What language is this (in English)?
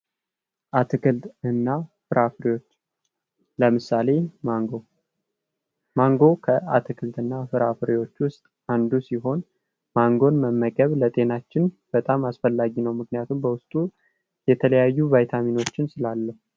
Amharic